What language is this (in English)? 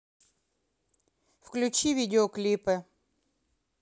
Russian